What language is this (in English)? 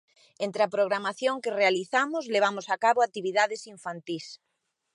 Galician